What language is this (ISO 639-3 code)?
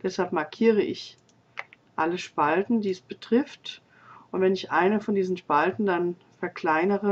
deu